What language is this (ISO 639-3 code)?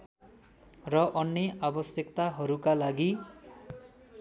nep